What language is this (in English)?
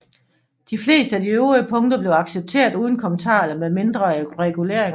Danish